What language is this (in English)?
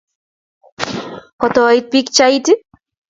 Kalenjin